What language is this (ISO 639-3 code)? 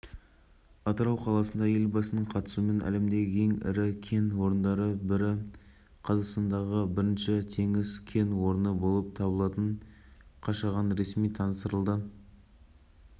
kaz